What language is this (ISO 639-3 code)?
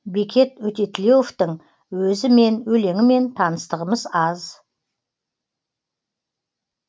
kaz